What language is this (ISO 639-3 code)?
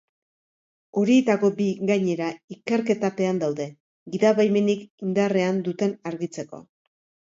eus